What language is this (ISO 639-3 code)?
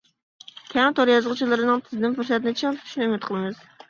uig